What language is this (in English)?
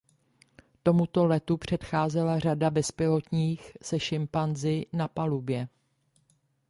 Czech